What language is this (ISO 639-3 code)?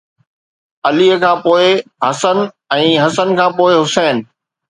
snd